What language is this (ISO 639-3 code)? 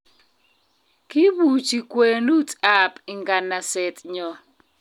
kln